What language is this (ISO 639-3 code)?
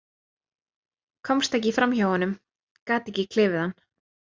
isl